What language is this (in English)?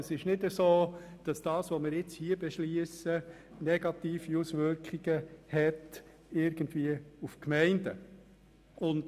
Swiss German